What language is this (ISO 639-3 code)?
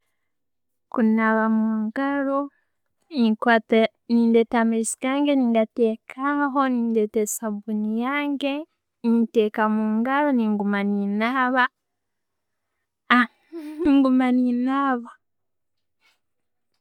ttj